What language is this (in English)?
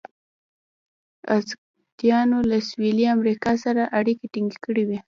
Pashto